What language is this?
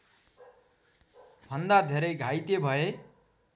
Nepali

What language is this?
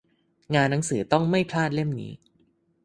Thai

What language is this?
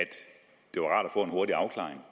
Danish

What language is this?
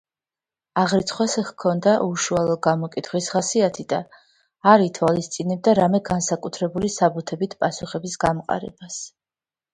Georgian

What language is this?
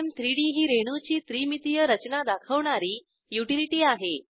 Marathi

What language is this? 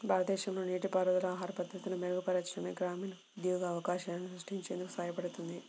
Telugu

